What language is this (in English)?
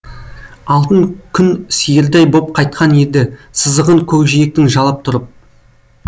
Kazakh